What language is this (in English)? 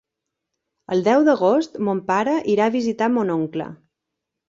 Catalan